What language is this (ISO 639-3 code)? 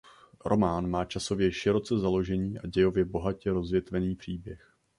ces